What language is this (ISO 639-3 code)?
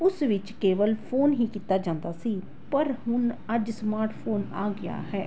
pan